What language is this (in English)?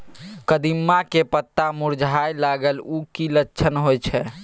Maithili